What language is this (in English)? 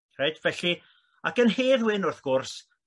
Welsh